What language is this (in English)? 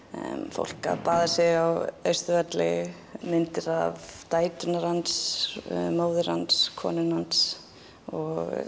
Icelandic